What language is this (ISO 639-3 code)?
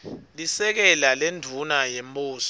ssw